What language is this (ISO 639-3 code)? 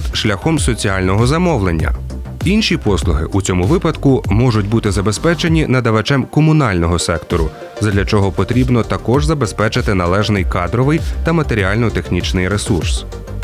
ukr